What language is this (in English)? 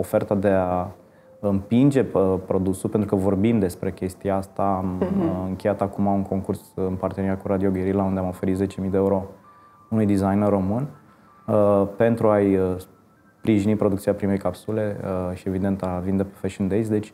Romanian